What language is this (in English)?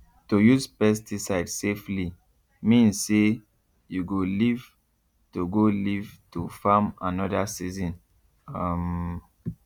Nigerian Pidgin